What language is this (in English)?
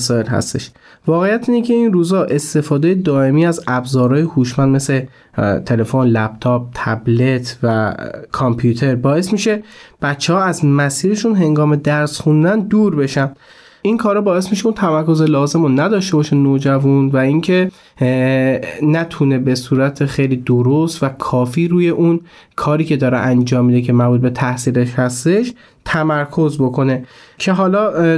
Persian